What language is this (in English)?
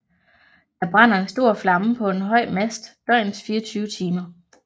Danish